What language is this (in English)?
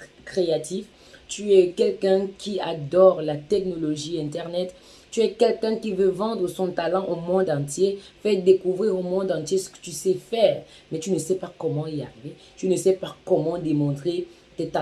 French